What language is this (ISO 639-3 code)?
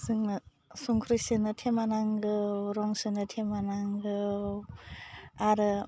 brx